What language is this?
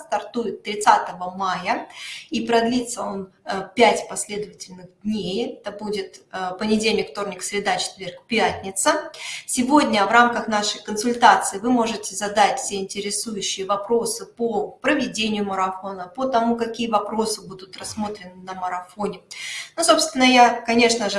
Russian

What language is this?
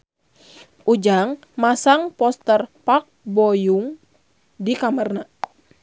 Sundanese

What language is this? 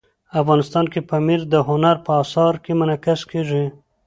Pashto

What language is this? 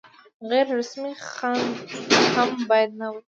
Pashto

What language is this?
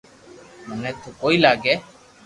Loarki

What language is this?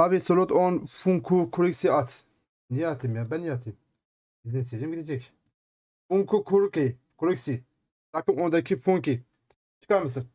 Turkish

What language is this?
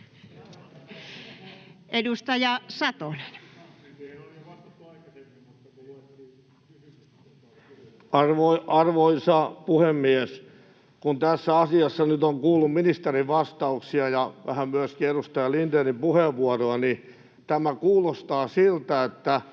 Finnish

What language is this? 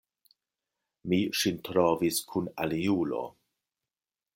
Esperanto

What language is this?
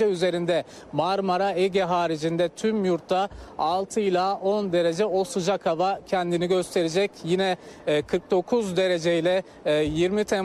Turkish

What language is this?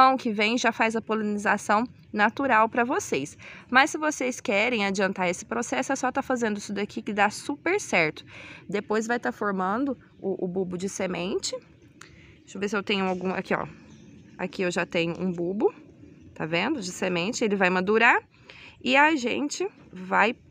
Portuguese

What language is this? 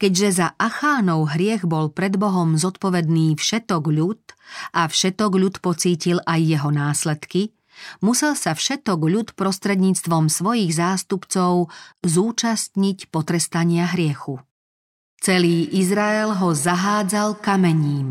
Slovak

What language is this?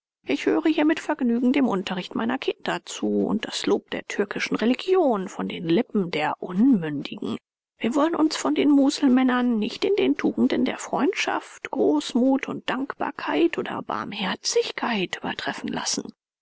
German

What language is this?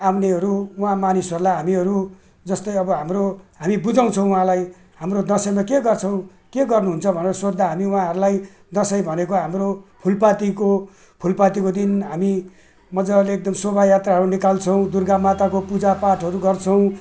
Nepali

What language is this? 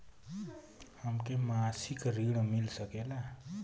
Bhojpuri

